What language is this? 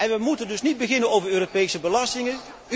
Dutch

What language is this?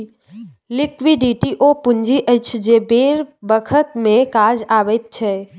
Maithili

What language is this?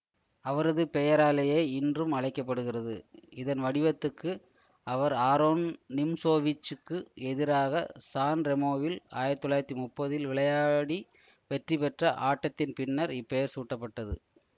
Tamil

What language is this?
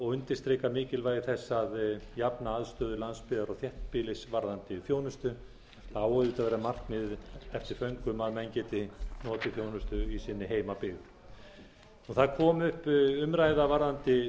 Icelandic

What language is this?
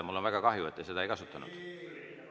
Estonian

